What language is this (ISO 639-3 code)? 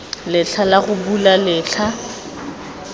tsn